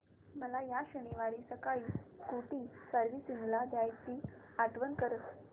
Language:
Marathi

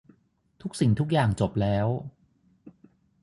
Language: Thai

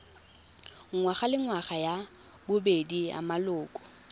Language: Tswana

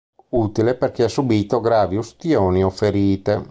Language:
Italian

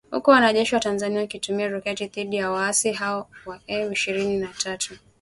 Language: Swahili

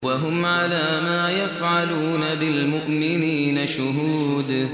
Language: Arabic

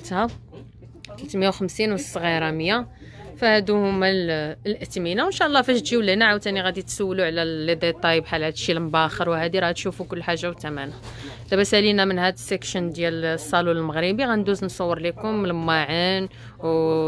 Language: Arabic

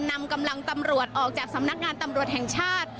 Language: Thai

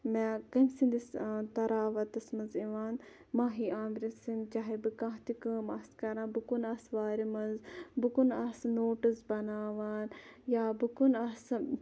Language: Kashmiri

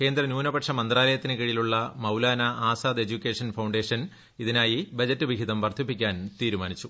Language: Malayalam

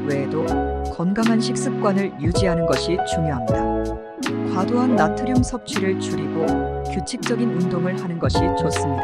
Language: Korean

